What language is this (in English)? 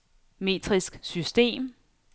Danish